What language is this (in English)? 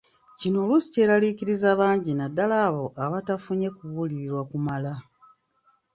Ganda